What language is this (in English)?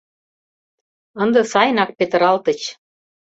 Mari